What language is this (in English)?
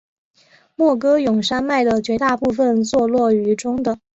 Chinese